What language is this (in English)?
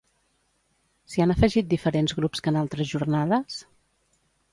Catalan